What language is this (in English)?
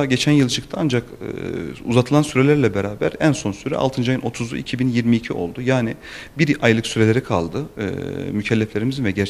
Turkish